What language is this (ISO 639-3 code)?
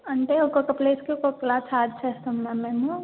tel